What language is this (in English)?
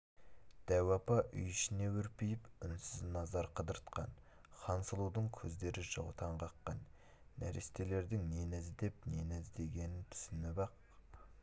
Kazakh